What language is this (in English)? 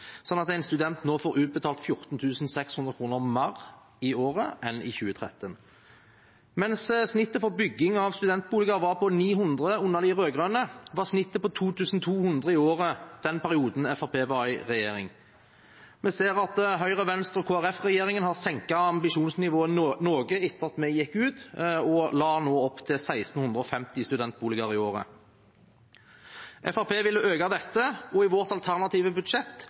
Norwegian Bokmål